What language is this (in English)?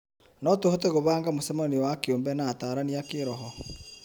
Kikuyu